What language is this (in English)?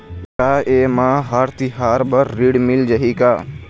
Chhattisgarhi